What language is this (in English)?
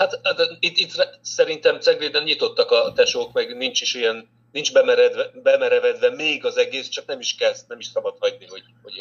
Hungarian